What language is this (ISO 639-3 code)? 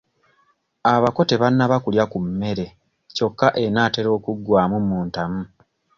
lug